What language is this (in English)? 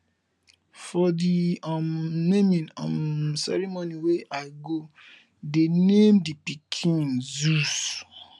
Nigerian Pidgin